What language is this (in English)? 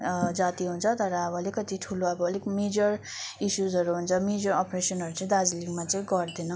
Nepali